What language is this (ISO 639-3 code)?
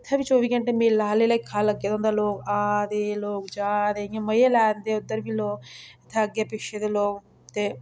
doi